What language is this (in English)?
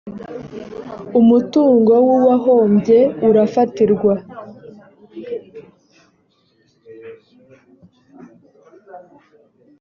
Kinyarwanda